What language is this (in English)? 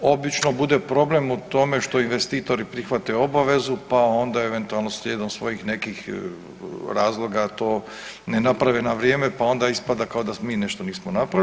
Croatian